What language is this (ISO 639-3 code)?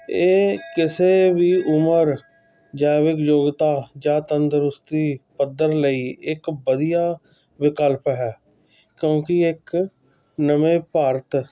pan